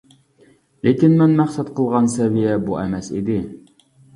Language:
Uyghur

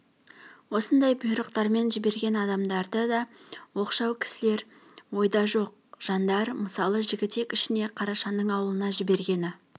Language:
Kazakh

